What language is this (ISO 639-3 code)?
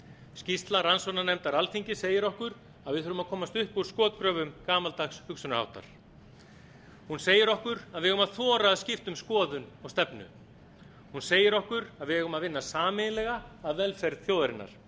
isl